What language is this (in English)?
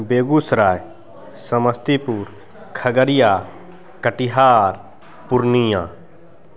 Maithili